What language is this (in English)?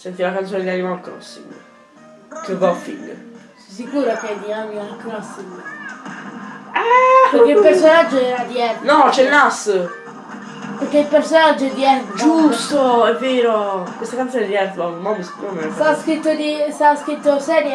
Italian